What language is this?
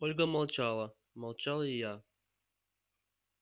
Russian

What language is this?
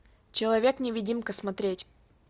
Russian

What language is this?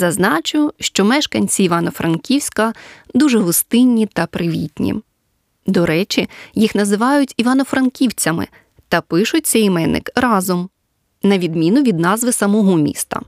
Ukrainian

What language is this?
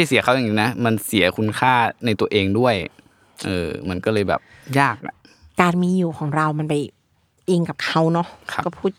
Thai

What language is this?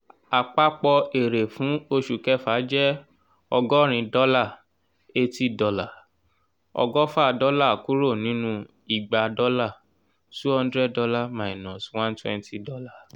Yoruba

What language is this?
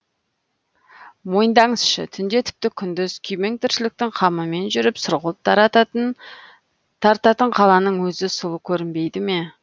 Kazakh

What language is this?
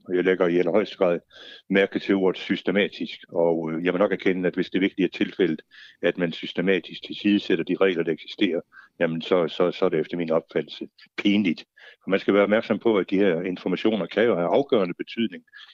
Danish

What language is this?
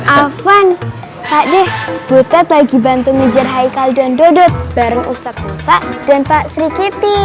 Indonesian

